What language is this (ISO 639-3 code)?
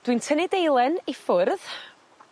cym